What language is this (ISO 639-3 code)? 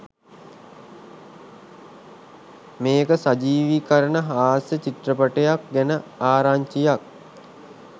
sin